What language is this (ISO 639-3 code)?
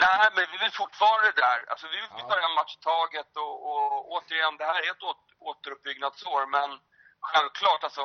swe